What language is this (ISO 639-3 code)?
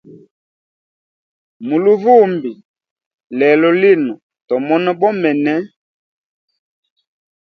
hem